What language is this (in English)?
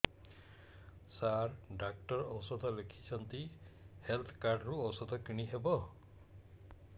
Odia